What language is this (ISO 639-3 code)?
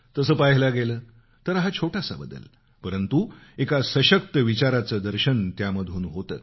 mar